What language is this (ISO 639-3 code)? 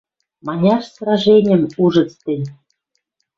mrj